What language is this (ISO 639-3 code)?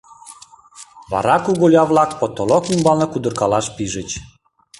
chm